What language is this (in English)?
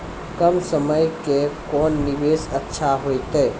Maithili